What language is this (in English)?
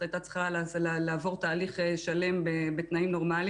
Hebrew